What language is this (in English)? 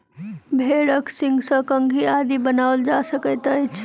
Maithili